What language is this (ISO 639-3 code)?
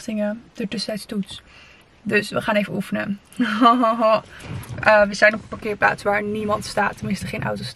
nld